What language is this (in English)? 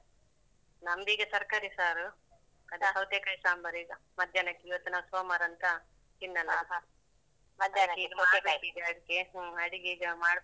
Kannada